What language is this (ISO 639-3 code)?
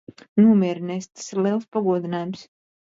lav